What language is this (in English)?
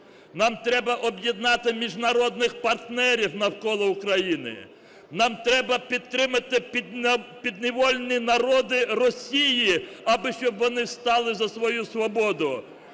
Ukrainian